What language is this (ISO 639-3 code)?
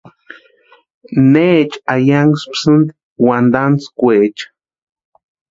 pua